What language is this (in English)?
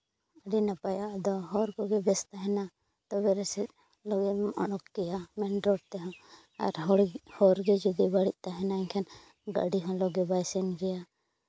Santali